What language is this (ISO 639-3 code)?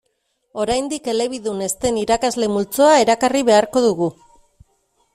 eus